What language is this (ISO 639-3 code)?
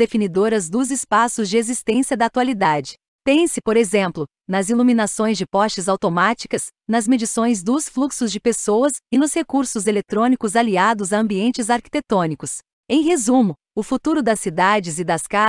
por